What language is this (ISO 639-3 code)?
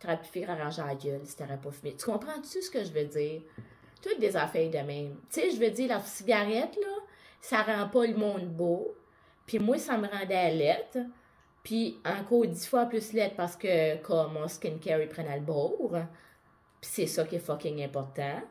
fra